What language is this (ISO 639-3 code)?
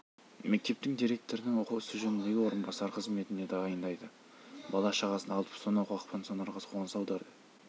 kaz